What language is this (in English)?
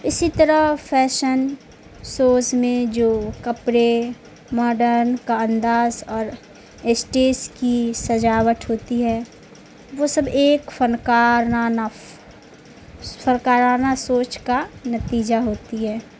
Urdu